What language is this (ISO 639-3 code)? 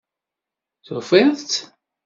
kab